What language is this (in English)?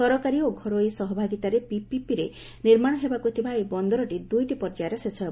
Odia